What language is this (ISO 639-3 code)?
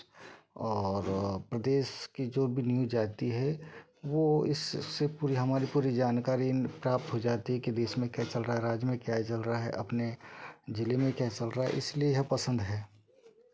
hin